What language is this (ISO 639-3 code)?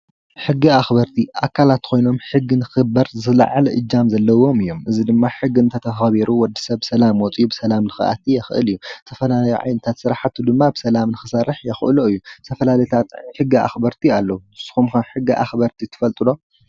tir